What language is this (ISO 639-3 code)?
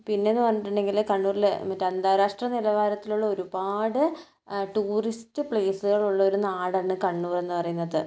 mal